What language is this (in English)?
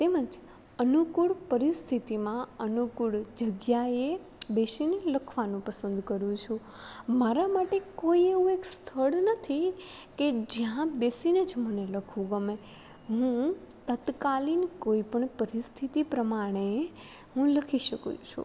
Gujarati